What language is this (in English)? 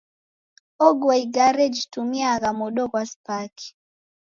Taita